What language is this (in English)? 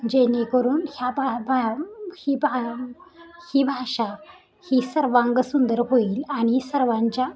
Marathi